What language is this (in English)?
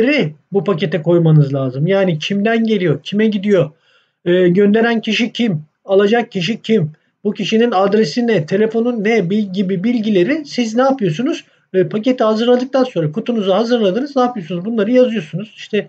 Turkish